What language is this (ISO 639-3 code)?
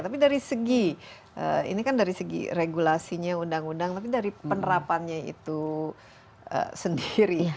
ind